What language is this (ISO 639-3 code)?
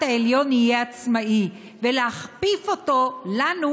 heb